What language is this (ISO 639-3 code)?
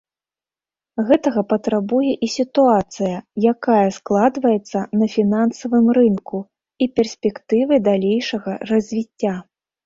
bel